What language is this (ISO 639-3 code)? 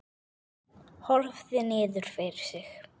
isl